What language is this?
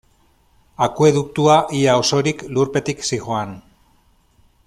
Basque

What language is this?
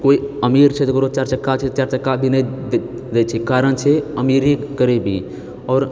Maithili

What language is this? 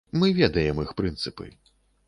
Belarusian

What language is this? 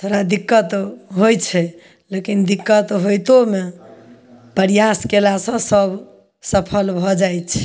Maithili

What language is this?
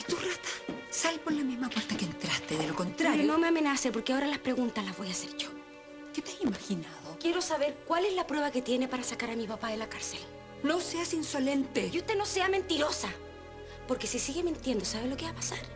Spanish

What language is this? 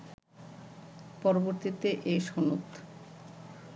Bangla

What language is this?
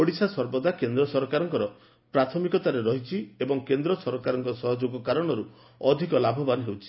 Odia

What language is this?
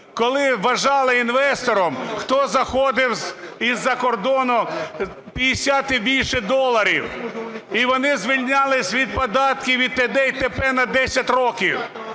Ukrainian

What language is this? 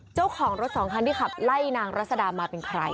Thai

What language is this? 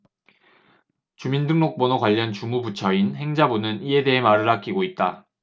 Korean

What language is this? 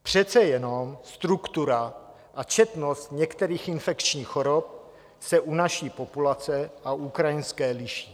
Czech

